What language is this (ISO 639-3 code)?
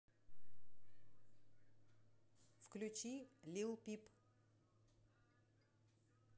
rus